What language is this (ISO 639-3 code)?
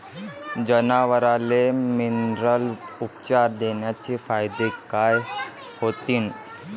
mar